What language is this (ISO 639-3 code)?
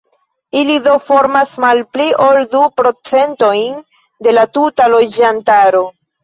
epo